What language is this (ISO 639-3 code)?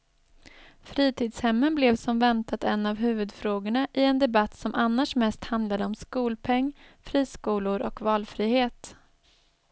swe